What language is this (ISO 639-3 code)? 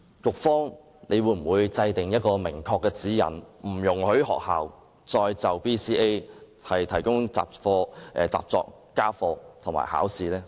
yue